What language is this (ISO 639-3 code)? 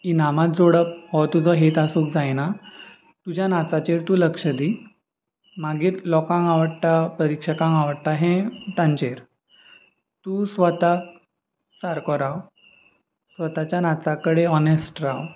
kok